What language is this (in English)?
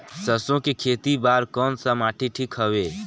Chhattisgarhi